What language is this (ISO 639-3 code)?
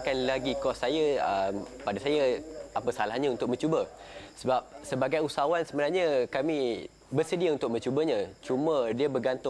msa